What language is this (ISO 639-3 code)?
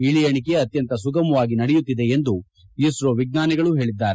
kan